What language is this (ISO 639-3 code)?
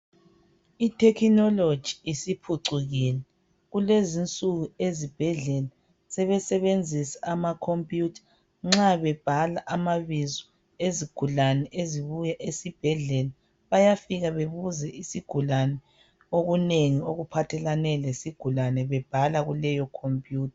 nde